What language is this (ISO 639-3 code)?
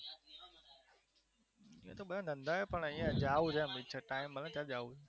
guj